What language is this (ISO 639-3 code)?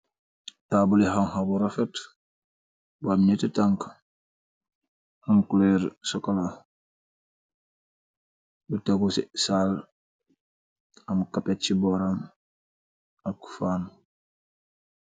wol